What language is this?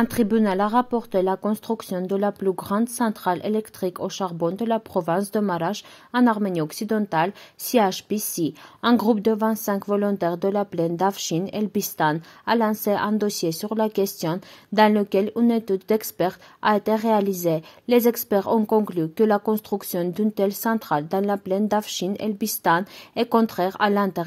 French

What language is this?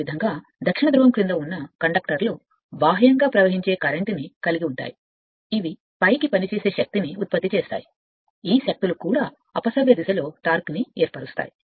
Telugu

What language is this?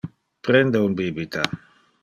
Interlingua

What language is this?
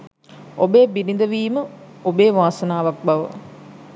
Sinhala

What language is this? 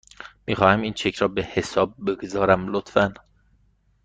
Persian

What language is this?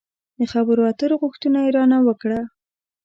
Pashto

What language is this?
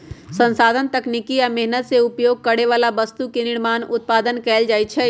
Magahi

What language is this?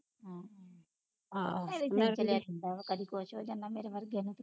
Punjabi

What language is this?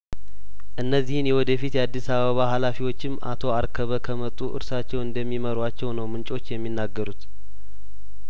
Amharic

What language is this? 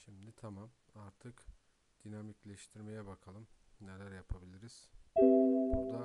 Turkish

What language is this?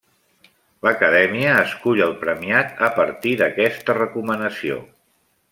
Catalan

